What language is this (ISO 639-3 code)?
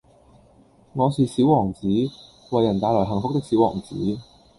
yue